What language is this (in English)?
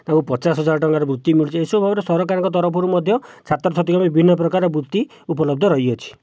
Odia